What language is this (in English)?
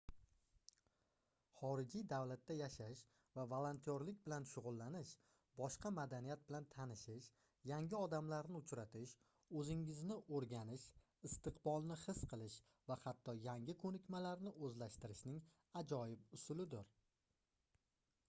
Uzbek